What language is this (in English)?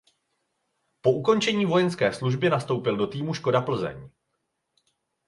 Czech